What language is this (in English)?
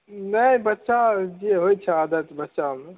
Maithili